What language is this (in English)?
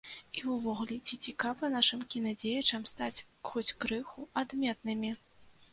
Belarusian